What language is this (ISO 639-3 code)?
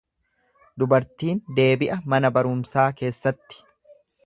orm